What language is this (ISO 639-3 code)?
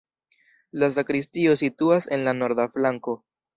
epo